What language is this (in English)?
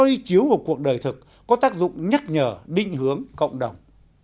Vietnamese